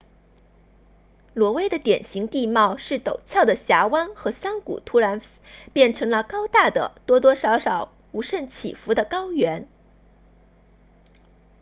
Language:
Chinese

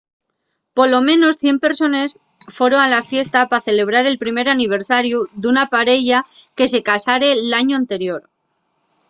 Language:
Asturian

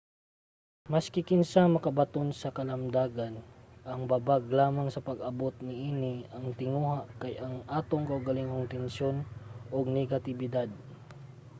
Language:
Cebuano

